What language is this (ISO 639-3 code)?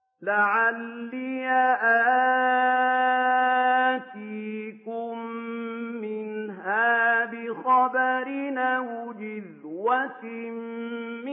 ara